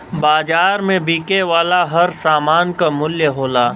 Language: Bhojpuri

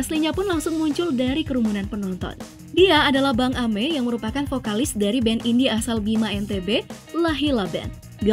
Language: Indonesian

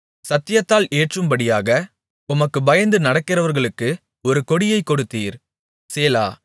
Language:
Tamil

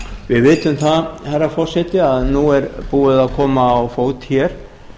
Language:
Icelandic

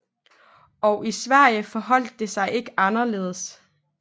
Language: Danish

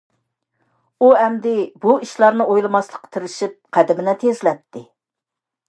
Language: Uyghur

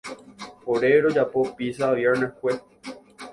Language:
Guarani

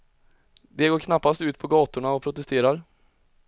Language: Swedish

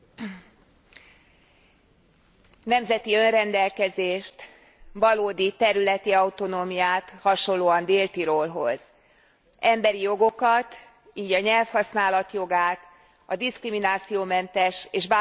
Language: Hungarian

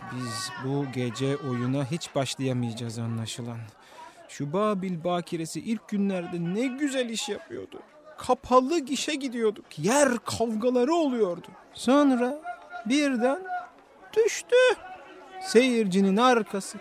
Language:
Turkish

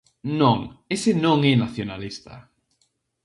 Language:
Galician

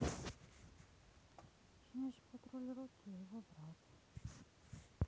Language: Russian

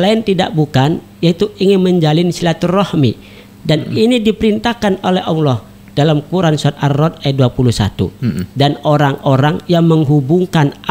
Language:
Indonesian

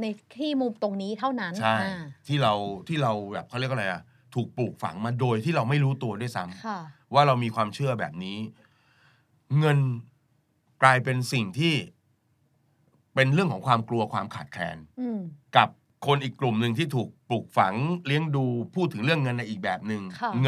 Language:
Thai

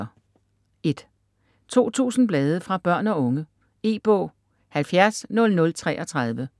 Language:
Danish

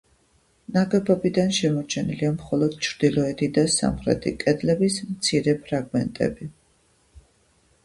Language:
Georgian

